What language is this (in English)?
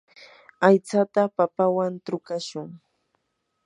Yanahuanca Pasco Quechua